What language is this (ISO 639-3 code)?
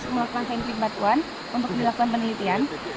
ind